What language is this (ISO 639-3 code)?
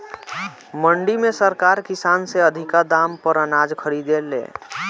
bho